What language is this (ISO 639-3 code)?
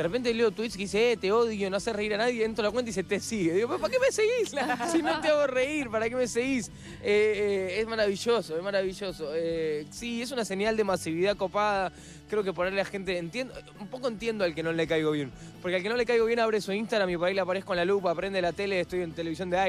spa